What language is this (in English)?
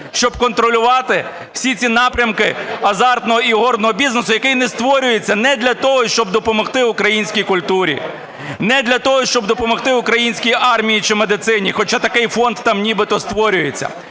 Ukrainian